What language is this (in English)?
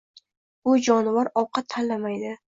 Uzbek